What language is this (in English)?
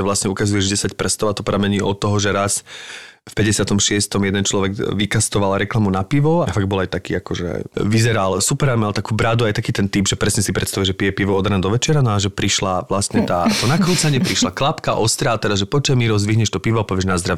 Slovak